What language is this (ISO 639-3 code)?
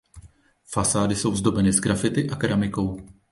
ces